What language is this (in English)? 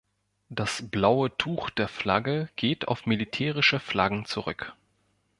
German